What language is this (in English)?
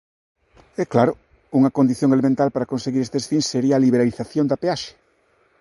Galician